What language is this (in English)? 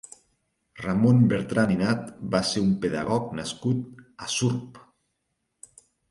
Catalan